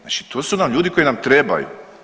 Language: Croatian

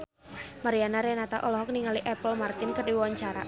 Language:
Sundanese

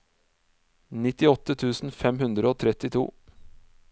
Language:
Norwegian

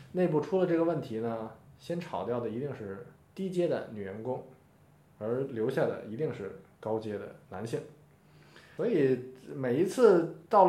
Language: Chinese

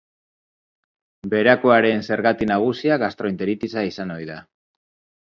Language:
Basque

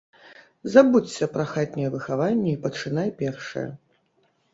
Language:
Belarusian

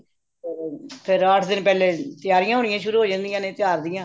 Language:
Punjabi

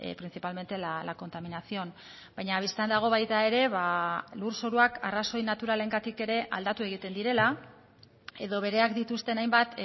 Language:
Basque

